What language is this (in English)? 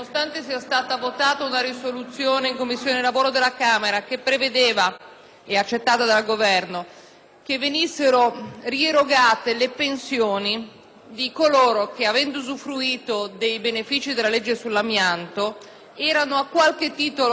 Italian